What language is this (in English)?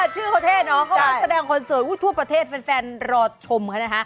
Thai